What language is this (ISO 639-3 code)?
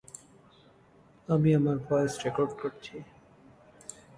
ben